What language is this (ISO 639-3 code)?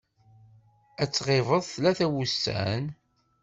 kab